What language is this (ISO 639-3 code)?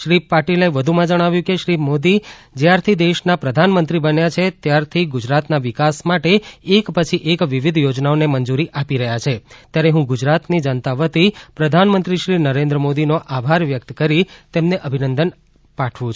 guj